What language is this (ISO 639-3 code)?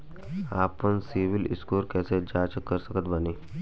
bho